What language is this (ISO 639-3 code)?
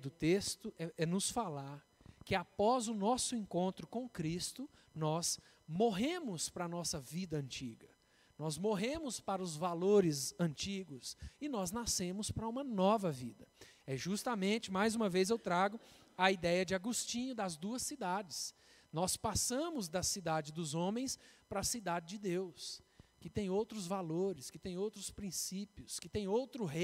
por